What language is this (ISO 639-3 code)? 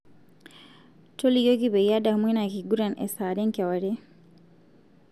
mas